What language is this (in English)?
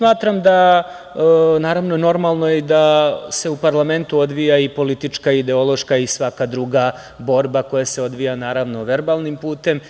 Serbian